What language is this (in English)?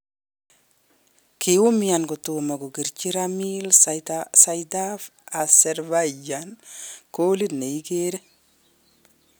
Kalenjin